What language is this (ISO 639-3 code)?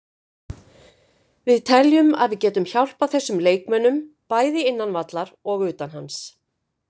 isl